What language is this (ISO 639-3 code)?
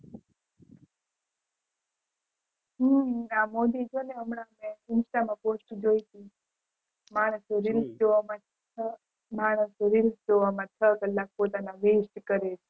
guj